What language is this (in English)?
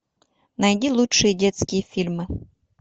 Russian